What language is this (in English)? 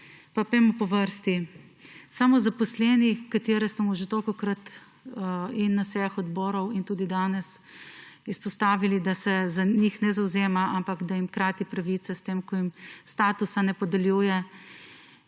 Slovenian